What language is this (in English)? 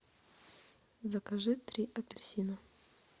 Russian